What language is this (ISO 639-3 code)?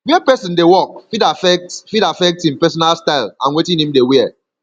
pcm